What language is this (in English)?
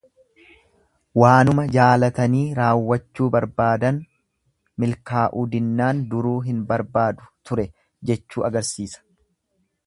Oromo